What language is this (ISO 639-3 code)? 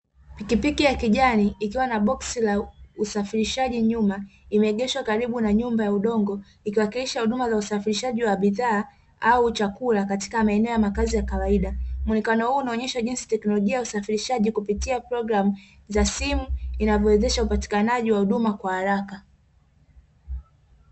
swa